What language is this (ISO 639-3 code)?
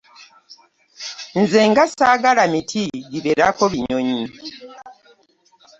lug